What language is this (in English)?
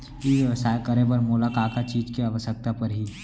Chhattisgarhi